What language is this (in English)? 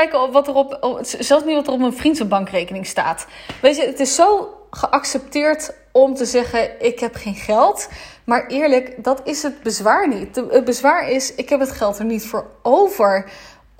Dutch